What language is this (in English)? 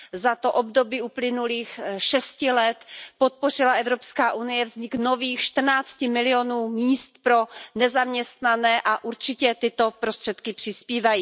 Czech